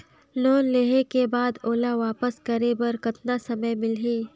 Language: Chhattisgarhi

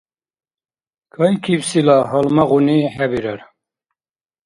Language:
Dargwa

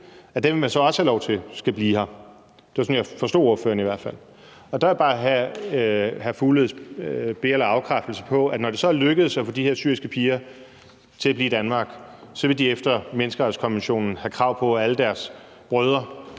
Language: Danish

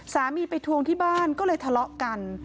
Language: Thai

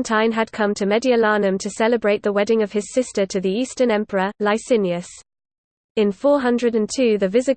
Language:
English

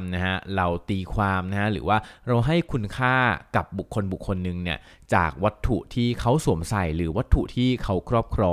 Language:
Thai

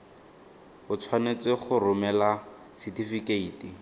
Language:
Tswana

